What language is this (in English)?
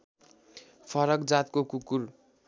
Nepali